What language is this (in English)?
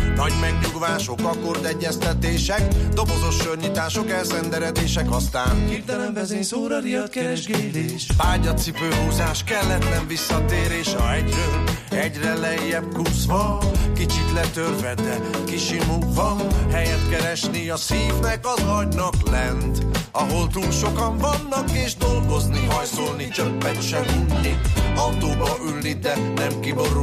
Hungarian